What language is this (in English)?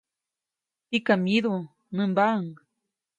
Copainalá Zoque